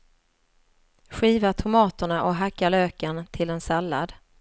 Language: Swedish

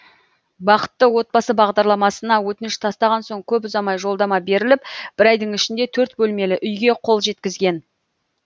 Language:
Kazakh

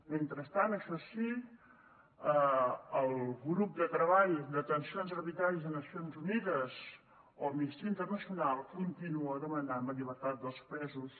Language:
Catalan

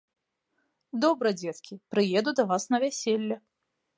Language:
Belarusian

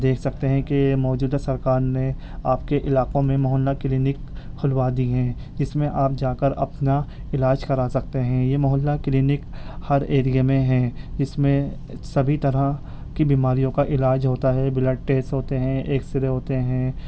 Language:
Urdu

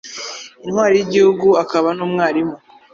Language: Kinyarwanda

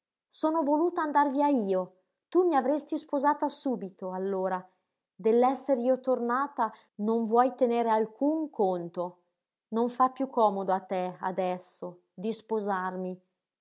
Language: Italian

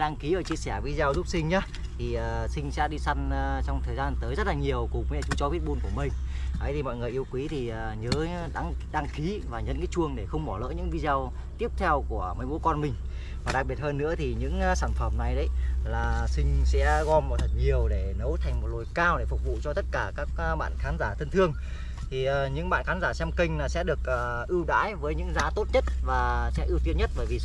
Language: Vietnamese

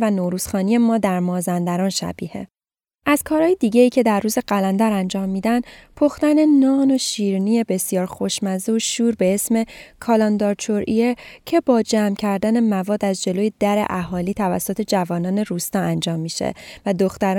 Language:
Persian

